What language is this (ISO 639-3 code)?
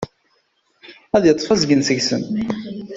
kab